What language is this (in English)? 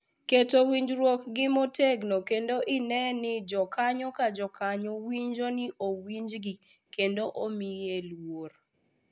Luo (Kenya and Tanzania)